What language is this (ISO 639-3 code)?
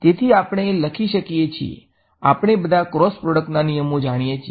guj